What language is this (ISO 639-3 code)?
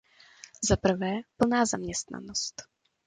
ces